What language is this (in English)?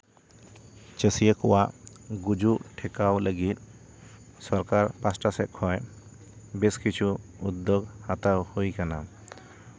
Santali